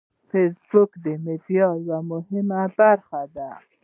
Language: Pashto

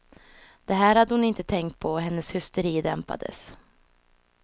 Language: Swedish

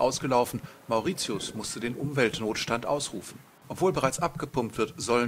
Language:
German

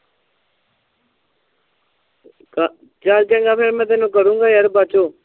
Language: Punjabi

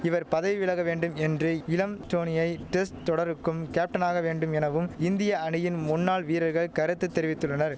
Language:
Tamil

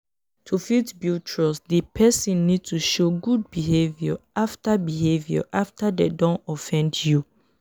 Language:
Nigerian Pidgin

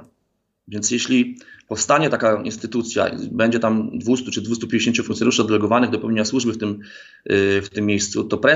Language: Polish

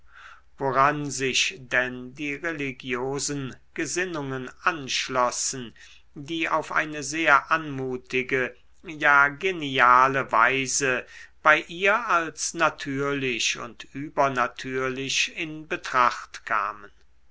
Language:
German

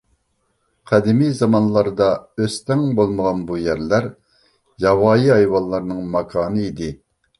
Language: Uyghur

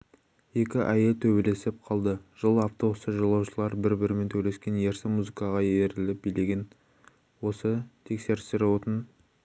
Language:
Kazakh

